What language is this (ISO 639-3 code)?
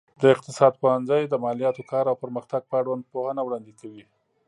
pus